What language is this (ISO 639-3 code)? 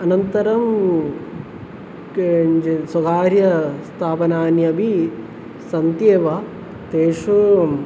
san